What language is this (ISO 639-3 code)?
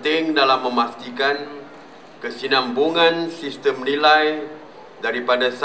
msa